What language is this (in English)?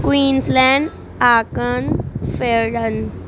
Punjabi